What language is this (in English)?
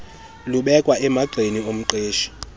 Xhosa